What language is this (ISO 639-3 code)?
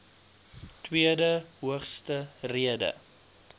afr